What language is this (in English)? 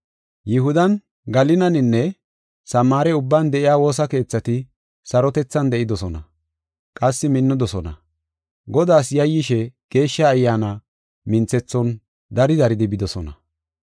Gofa